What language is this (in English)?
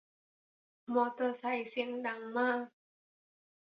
Thai